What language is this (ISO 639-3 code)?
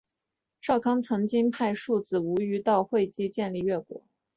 zho